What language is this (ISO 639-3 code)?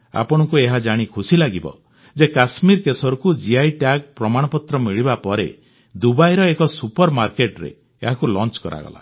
ori